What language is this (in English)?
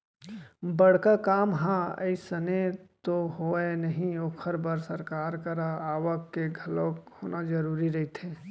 Chhattisgarhi